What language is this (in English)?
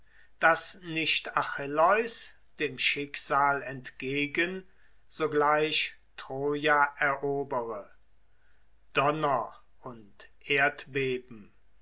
German